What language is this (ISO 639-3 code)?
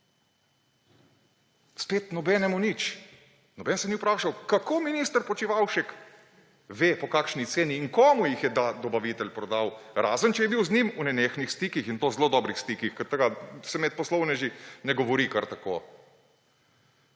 slv